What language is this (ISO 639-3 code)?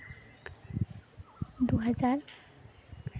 sat